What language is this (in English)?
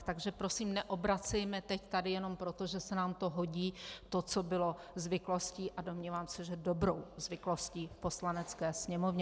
Czech